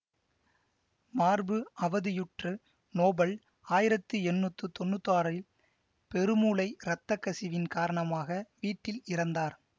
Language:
Tamil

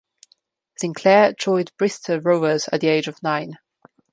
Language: English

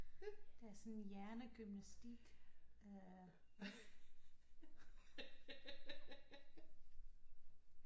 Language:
Danish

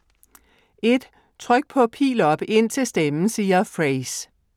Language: Danish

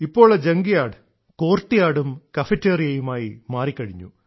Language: Malayalam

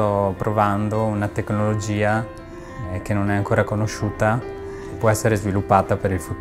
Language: Italian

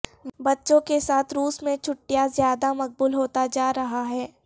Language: Urdu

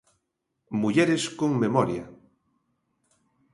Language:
Galician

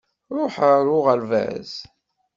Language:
Kabyle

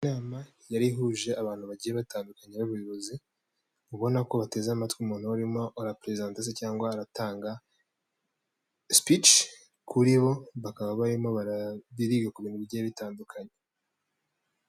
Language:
Kinyarwanda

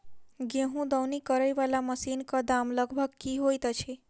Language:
Maithili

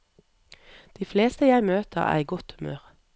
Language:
Norwegian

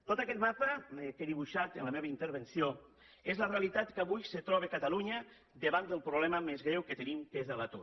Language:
Catalan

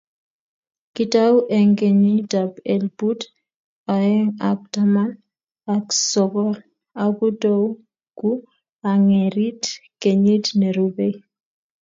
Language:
Kalenjin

